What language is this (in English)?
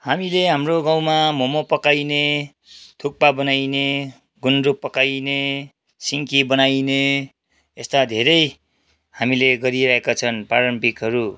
Nepali